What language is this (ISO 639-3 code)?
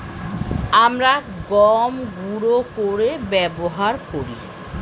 ben